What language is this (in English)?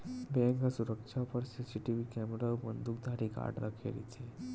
Chhattisgarhi